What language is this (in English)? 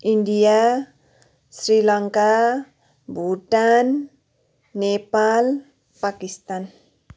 Nepali